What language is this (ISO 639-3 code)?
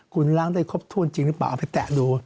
tha